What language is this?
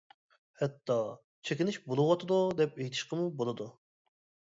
Uyghur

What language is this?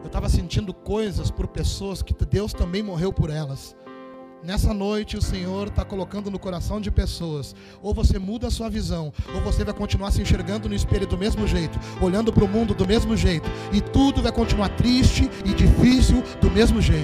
Portuguese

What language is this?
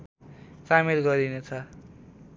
Nepali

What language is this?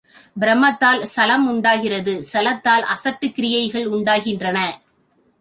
Tamil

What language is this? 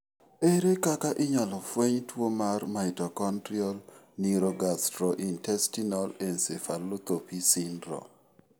Luo (Kenya and Tanzania)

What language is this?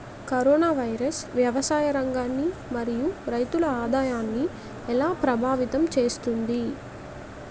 Telugu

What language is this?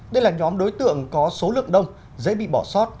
Vietnamese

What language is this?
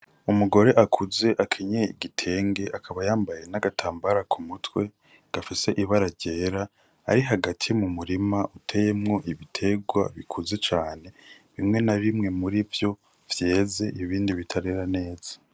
Rundi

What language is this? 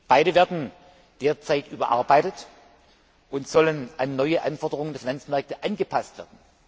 German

